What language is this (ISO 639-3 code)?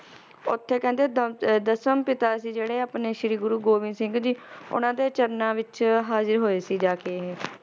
pan